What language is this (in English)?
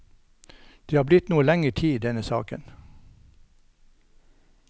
Norwegian